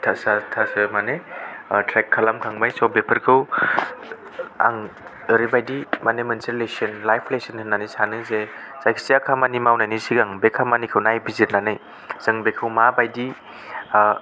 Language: Bodo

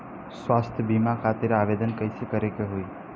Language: Bhojpuri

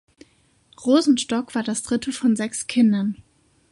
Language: German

